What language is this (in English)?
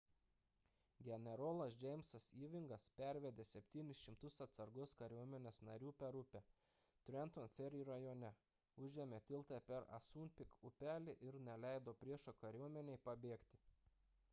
Lithuanian